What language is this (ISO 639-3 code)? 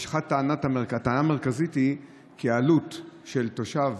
heb